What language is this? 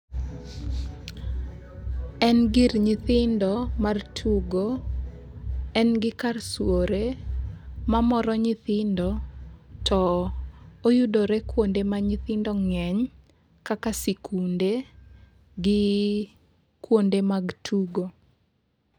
Luo (Kenya and Tanzania)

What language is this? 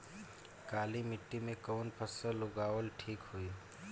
Bhojpuri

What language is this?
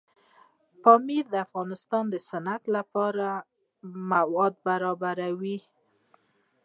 Pashto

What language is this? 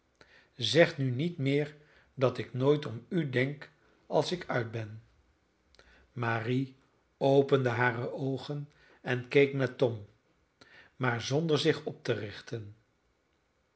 Dutch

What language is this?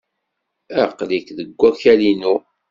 Kabyle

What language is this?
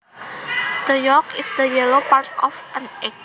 Javanese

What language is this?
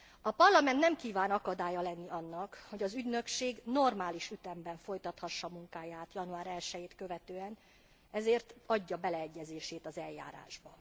Hungarian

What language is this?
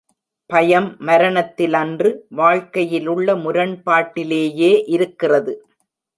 Tamil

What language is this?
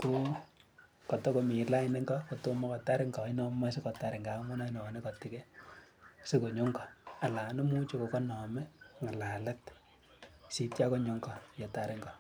Kalenjin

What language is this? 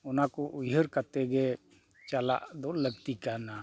Santali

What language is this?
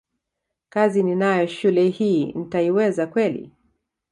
Swahili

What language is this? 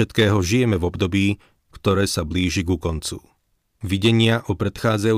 Slovak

